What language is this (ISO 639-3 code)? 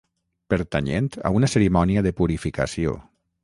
cat